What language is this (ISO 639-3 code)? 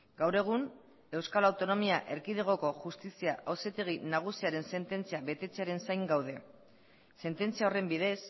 eus